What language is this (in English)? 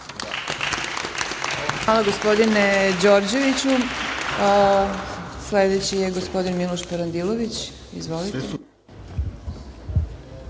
Serbian